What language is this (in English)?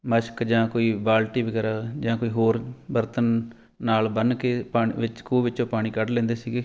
Punjabi